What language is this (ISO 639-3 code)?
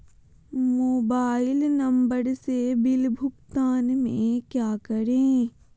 mag